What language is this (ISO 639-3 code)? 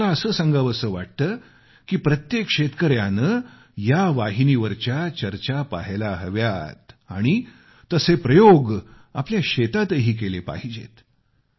mar